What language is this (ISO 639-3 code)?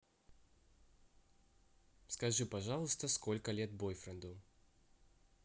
rus